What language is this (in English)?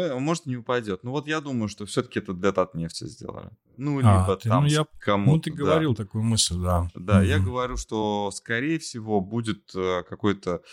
Russian